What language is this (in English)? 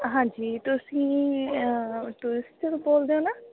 Punjabi